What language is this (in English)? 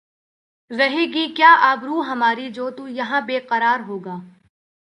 Urdu